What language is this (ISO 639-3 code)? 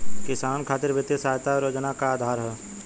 bho